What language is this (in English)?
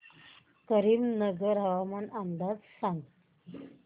Marathi